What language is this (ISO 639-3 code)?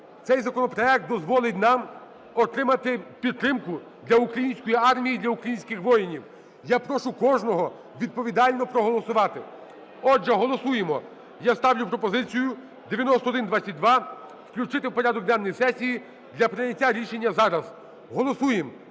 ukr